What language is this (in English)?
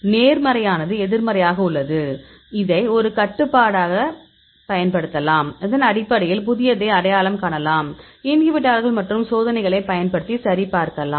Tamil